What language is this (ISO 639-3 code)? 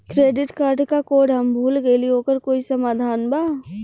bho